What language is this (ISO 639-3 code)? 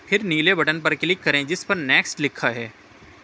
urd